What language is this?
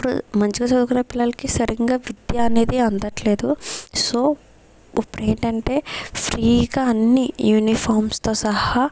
Telugu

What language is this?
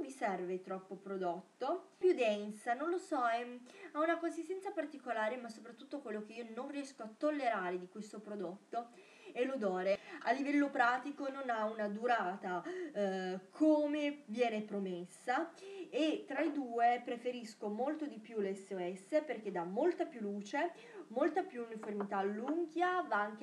Italian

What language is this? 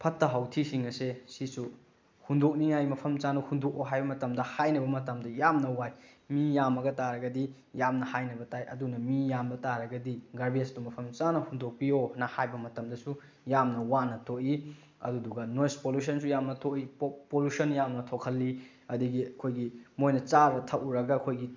Manipuri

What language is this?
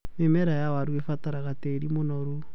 Kikuyu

